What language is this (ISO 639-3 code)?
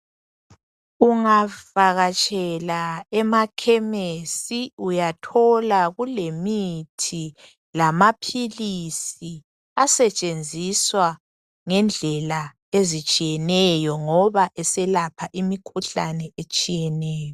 nde